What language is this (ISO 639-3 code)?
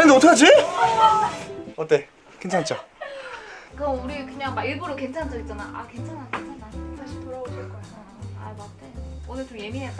kor